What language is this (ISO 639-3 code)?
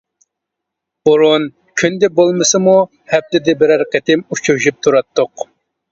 uig